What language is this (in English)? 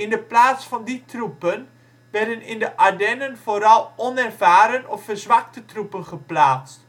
Dutch